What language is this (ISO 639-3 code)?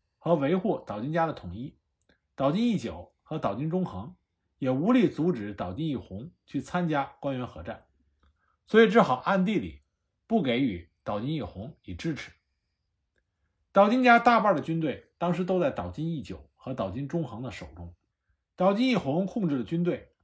zho